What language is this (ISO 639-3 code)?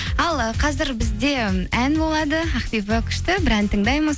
kaz